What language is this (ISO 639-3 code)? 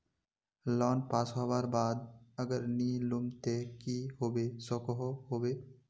mag